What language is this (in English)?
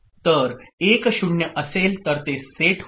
Marathi